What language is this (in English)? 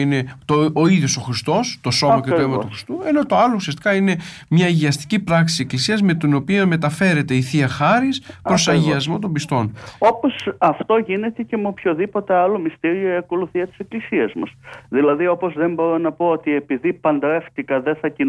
Greek